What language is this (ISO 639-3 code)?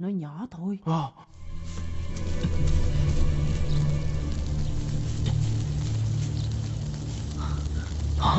vie